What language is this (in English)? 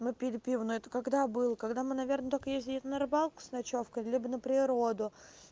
Russian